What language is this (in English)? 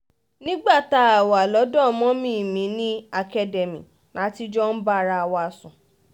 Yoruba